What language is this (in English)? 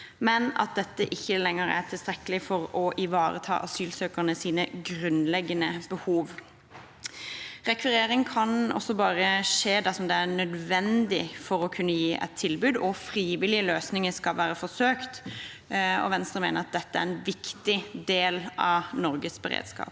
Norwegian